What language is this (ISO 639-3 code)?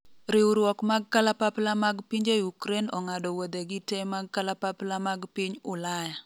luo